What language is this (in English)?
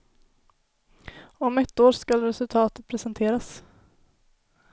Swedish